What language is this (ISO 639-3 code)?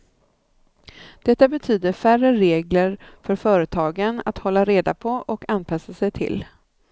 swe